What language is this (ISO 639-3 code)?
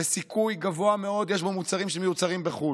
heb